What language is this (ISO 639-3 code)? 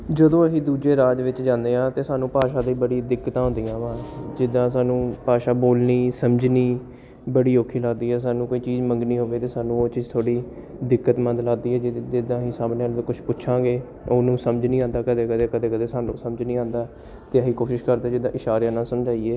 pan